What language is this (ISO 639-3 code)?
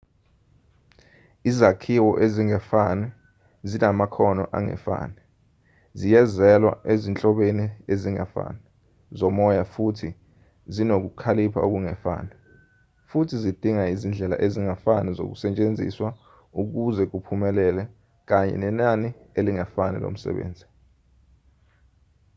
zul